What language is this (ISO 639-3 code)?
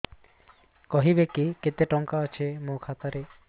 ori